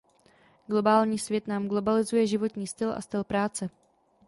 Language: Czech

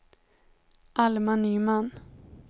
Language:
Swedish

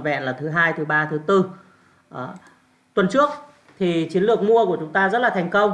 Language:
Vietnamese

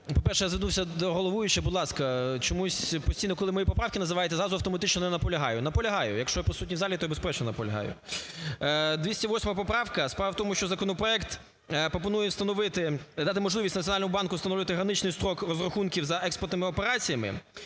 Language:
Ukrainian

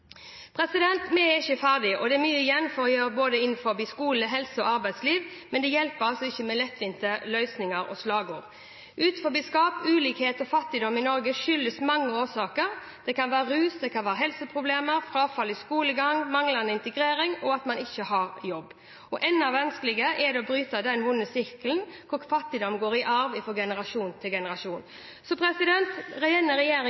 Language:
Norwegian Bokmål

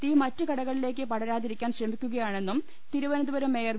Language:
Malayalam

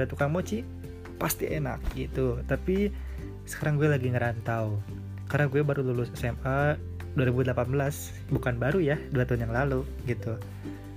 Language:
Indonesian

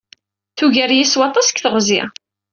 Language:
Kabyle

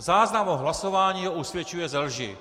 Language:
Czech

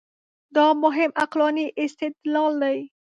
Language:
Pashto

